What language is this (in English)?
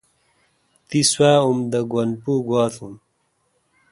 Kalkoti